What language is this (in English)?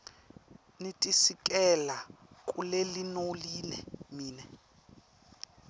Swati